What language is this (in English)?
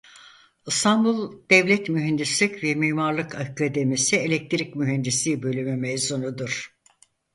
Turkish